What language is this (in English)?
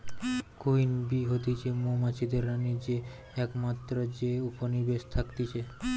Bangla